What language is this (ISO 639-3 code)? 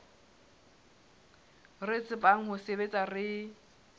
sot